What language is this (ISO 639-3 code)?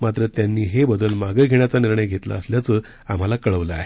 mar